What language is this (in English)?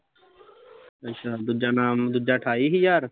Punjabi